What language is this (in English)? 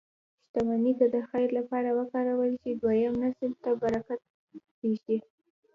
Pashto